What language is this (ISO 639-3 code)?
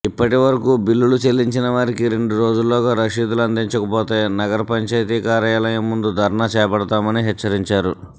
tel